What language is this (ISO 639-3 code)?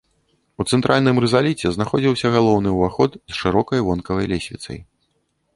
bel